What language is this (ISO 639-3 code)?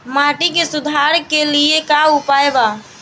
bho